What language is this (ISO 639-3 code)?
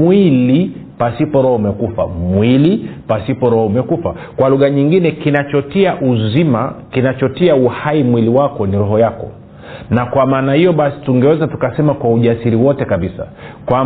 swa